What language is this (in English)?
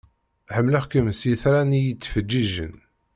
Kabyle